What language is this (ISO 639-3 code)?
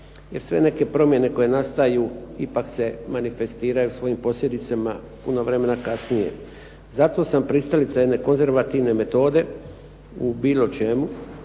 hrv